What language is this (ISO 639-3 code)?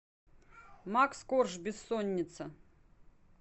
rus